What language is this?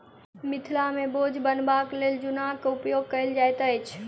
Maithili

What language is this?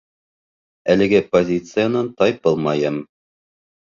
Bashkir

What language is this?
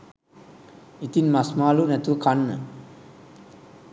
Sinhala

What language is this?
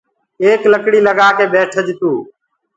Gurgula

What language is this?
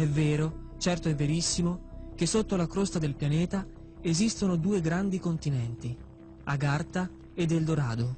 Italian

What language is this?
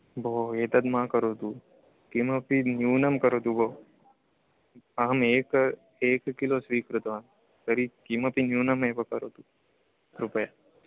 Sanskrit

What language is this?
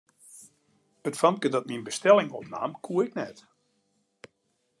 Western Frisian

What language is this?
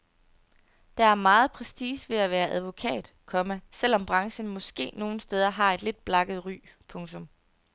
Danish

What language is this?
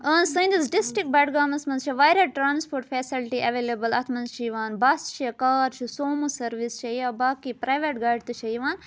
Kashmiri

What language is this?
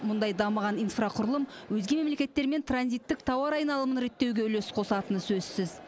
Kazakh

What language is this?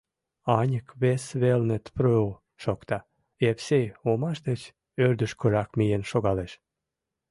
Mari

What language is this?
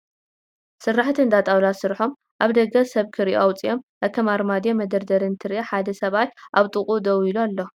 Tigrinya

